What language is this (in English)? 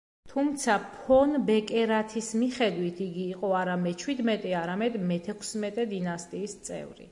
Georgian